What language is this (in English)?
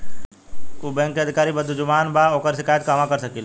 Bhojpuri